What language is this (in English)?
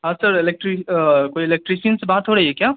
Urdu